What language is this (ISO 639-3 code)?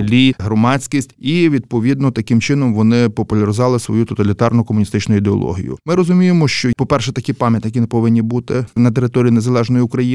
ukr